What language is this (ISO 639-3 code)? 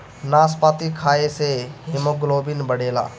bho